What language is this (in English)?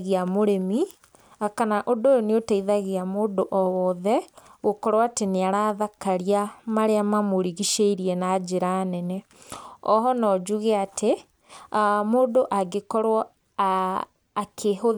Kikuyu